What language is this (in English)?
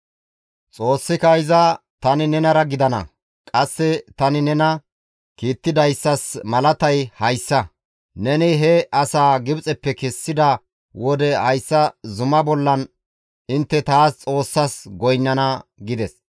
Gamo